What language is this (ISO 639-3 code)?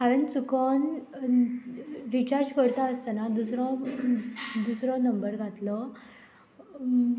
kok